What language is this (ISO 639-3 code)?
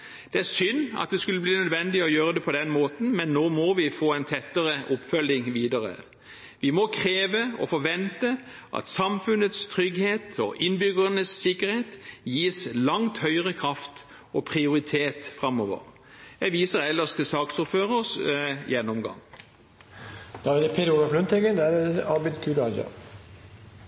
nob